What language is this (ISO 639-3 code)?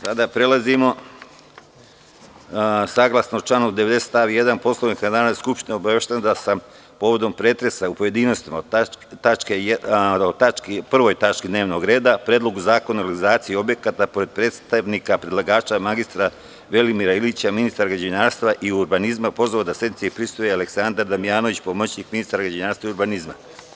srp